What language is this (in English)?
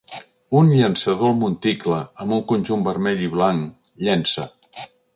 Catalan